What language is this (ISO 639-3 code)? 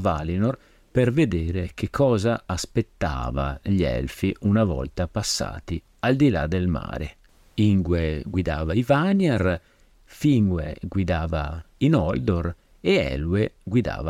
ita